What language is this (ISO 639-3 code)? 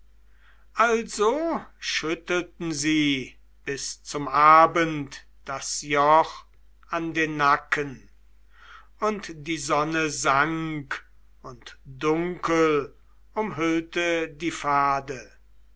deu